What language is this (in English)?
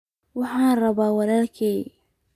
Somali